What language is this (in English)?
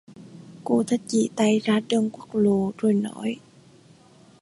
Vietnamese